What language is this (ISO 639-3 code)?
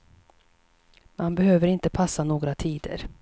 swe